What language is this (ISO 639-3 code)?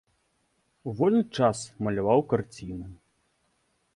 bel